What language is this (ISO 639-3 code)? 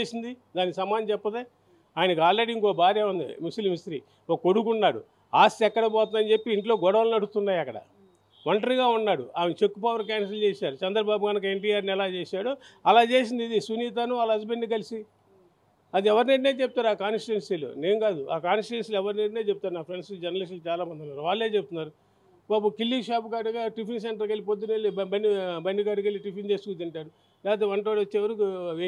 tel